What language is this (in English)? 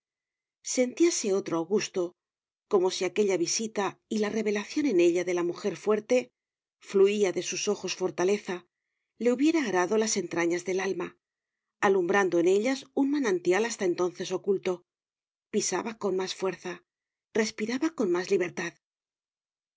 Spanish